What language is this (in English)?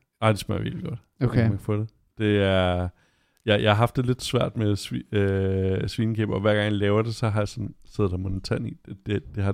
Danish